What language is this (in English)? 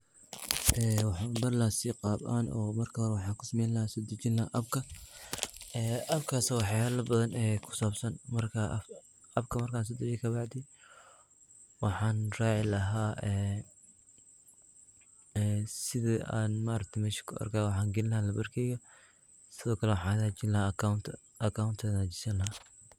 Somali